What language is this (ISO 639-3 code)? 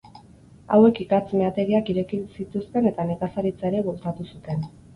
eus